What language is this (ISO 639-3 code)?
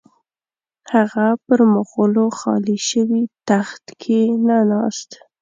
pus